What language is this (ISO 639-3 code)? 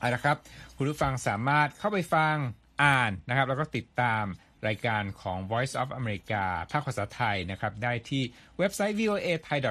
tha